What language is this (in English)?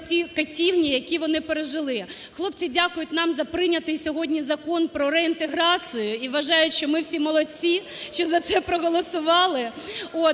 Ukrainian